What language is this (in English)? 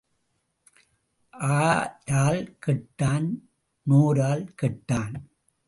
Tamil